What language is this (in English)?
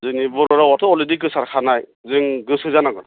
Bodo